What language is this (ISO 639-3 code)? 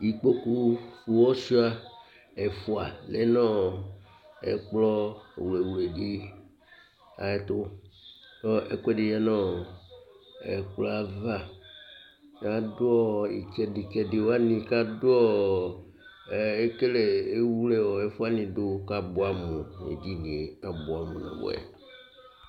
kpo